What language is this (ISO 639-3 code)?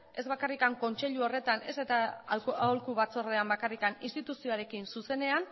eus